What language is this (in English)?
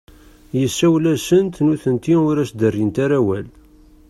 Kabyle